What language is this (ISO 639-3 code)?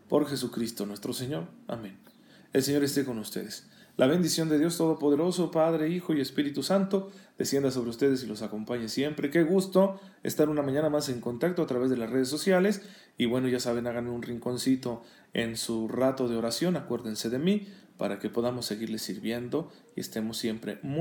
spa